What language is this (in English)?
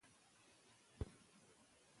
Pashto